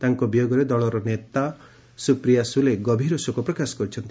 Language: Odia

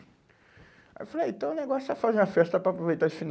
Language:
Portuguese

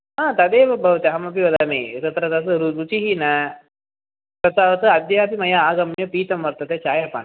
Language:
Sanskrit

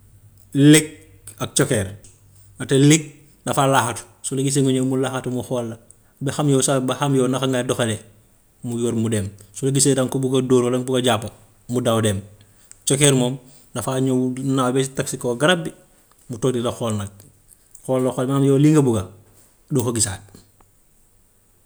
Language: Gambian Wolof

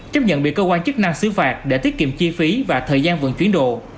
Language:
Vietnamese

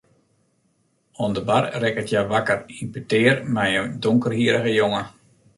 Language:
Western Frisian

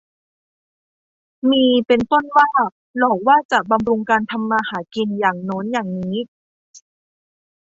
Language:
Thai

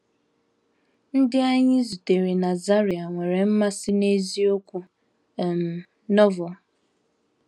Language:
Igbo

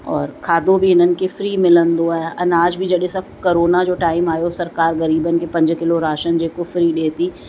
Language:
Sindhi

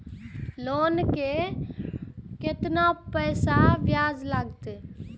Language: Maithili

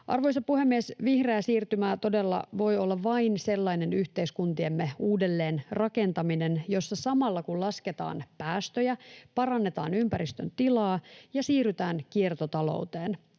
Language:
Finnish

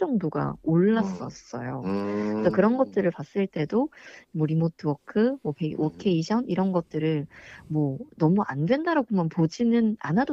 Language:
Korean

